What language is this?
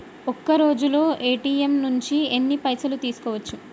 Telugu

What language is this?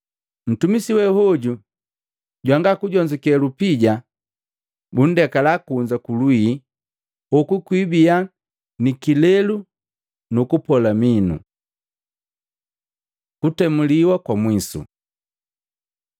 Matengo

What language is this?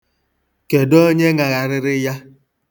Igbo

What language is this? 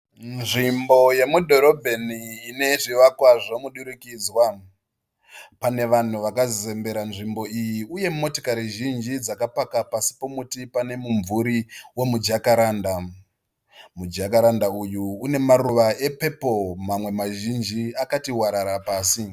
Shona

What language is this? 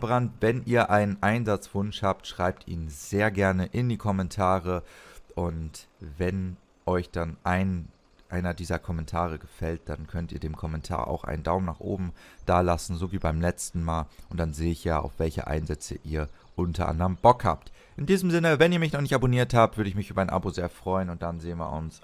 German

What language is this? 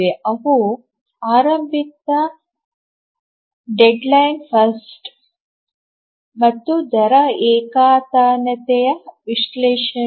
Kannada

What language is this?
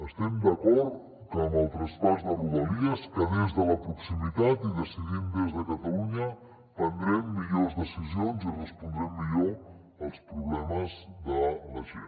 Catalan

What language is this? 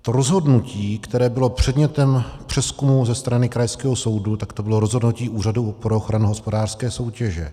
Czech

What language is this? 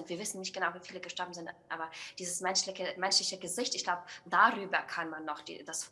German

